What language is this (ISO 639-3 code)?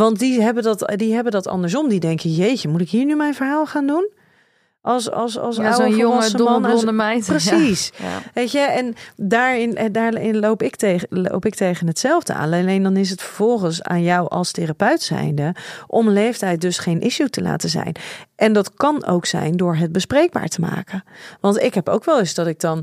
nld